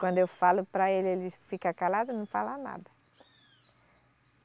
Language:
Portuguese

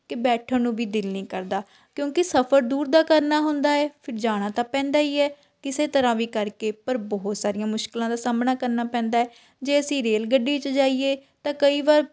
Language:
Punjabi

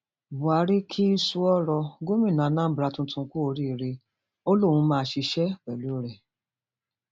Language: Yoruba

